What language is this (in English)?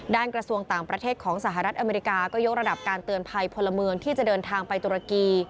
Thai